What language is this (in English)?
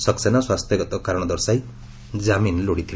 Odia